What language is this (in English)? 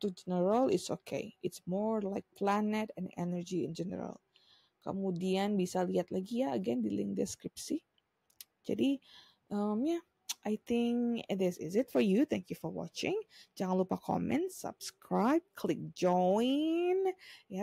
Indonesian